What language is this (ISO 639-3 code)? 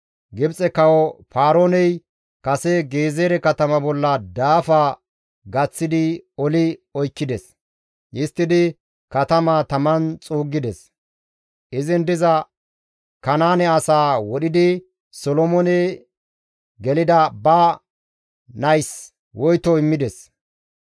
gmv